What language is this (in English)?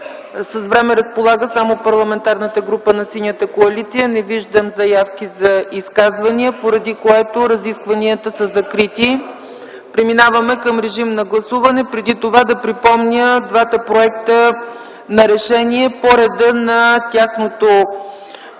Bulgarian